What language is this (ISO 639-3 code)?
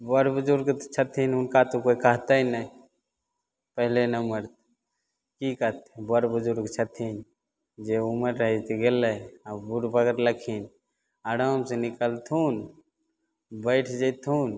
mai